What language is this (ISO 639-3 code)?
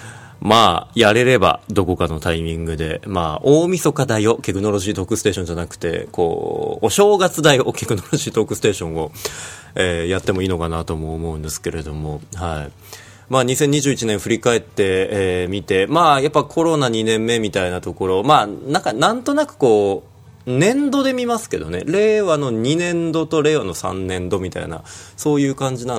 jpn